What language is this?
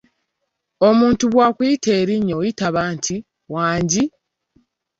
Ganda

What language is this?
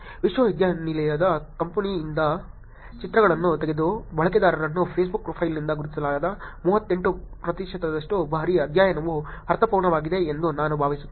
Kannada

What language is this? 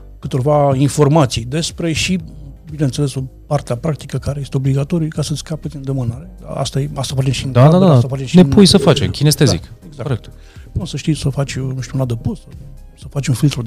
Romanian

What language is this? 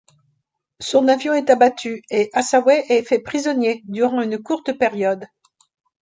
French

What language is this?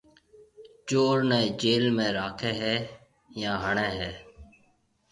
Marwari (Pakistan)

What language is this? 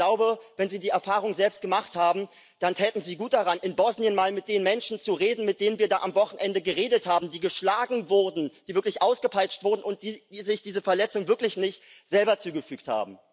German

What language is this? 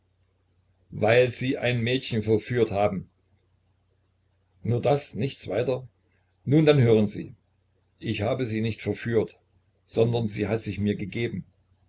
German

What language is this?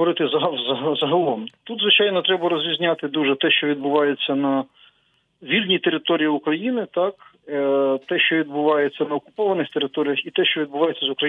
Ukrainian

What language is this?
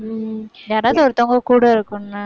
Tamil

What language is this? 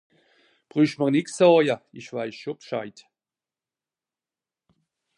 Swiss German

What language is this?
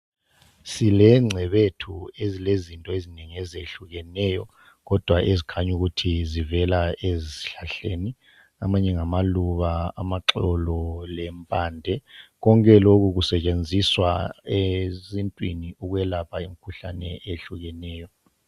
North Ndebele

